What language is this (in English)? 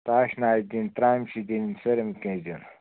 Kashmiri